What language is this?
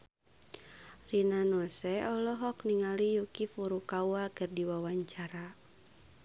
Sundanese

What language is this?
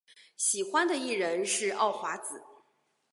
Chinese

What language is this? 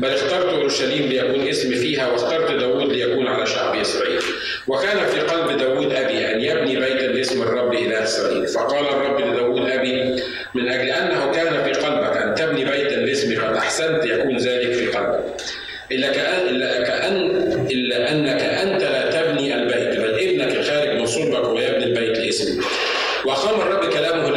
Arabic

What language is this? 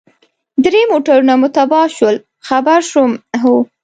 Pashto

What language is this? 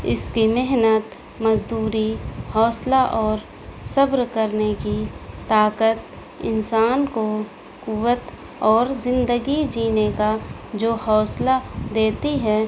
Urdu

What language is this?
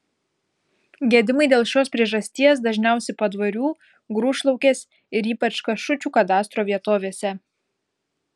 Lithuanian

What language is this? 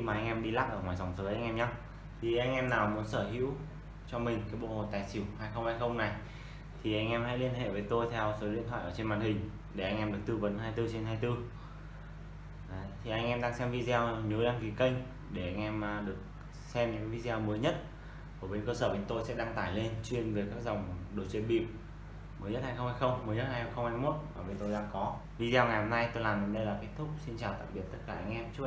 Vietnamese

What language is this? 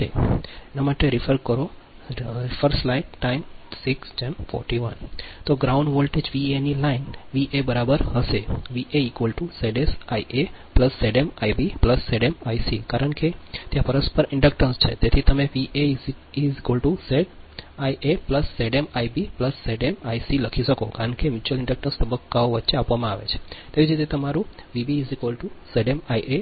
Gujarati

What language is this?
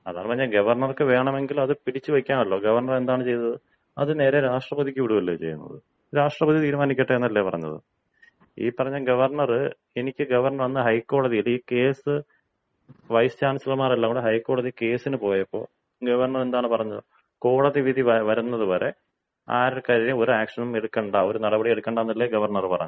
Malayalam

